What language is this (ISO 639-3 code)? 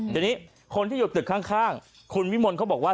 tha